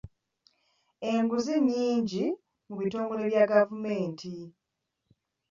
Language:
Ganda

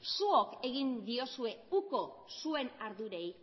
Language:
Basque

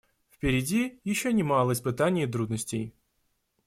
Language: Russian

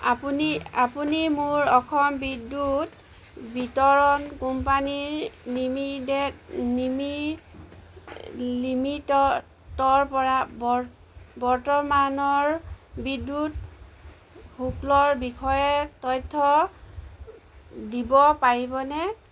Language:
Assamese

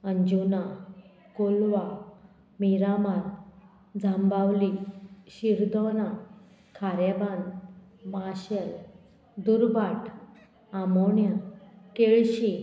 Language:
Konkani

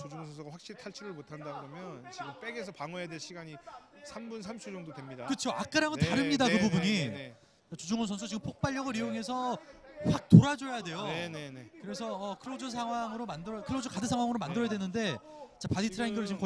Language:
Korean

